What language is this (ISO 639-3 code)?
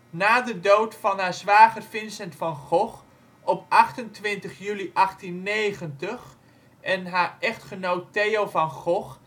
nld